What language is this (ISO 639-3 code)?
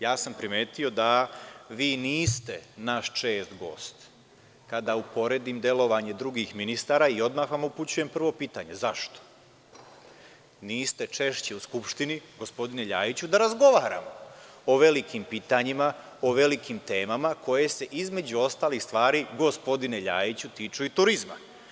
srp